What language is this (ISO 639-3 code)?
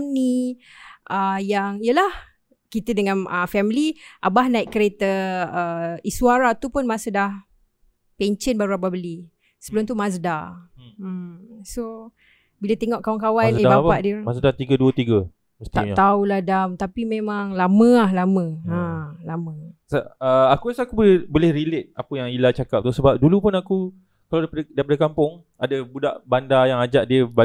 msa